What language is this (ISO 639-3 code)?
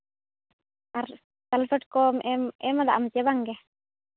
sat